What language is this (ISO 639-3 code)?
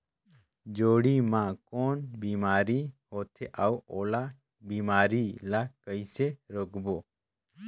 hne